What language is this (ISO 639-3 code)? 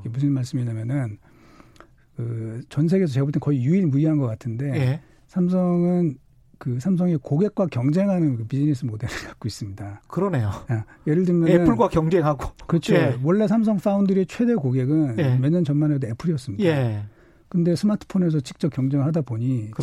kor